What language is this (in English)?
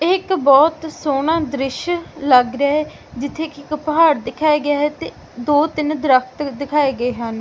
Punjabi